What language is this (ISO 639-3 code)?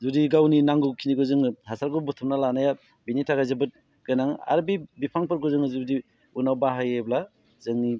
brx